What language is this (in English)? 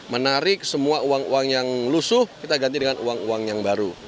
Indonesian